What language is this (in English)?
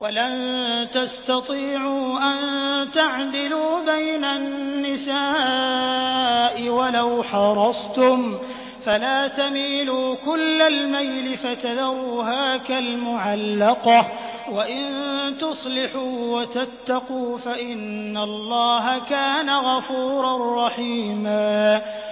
Arabic